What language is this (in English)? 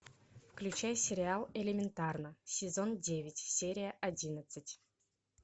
Russian